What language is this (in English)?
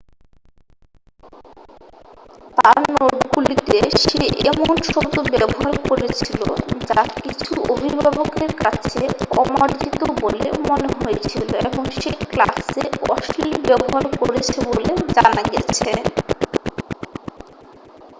Bangla